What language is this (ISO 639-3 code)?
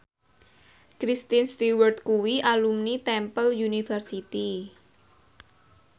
jav